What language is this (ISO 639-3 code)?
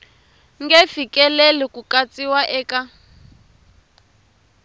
tso